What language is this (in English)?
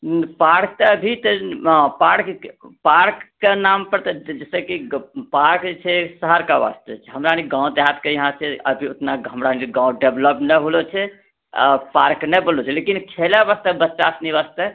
Maithili